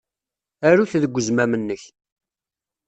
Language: Kabyle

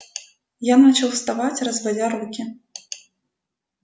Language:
Russian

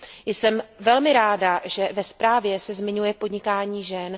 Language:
Czech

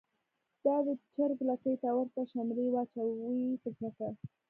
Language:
Pashto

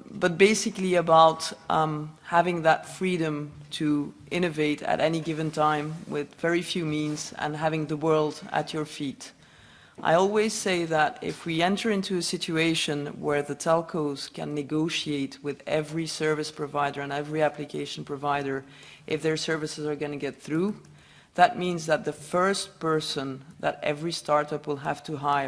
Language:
English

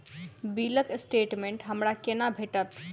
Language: Maithili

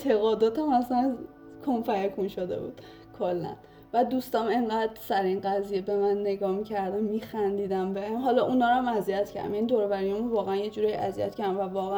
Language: Persian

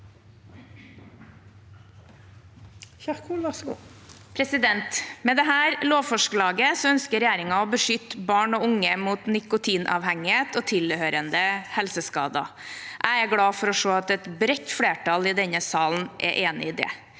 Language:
Norwegian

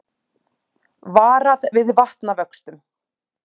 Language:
Icelandic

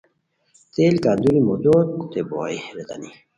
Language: Khowar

